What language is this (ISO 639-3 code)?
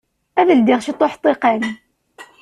kab